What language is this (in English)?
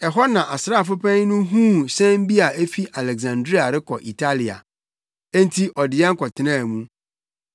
Akan